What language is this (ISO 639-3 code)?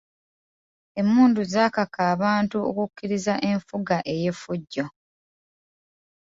lug